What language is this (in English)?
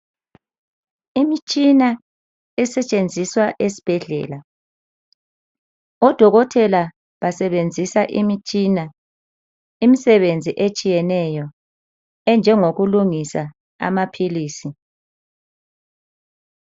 North Ndebele